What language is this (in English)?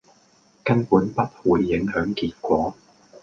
Cantonese